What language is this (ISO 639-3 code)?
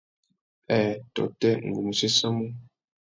bag